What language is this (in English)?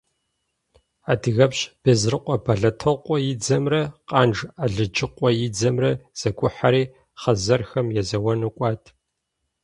Kabardian